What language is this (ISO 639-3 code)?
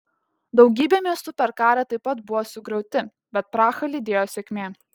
lit